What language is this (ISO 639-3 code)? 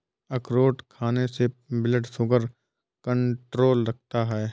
hin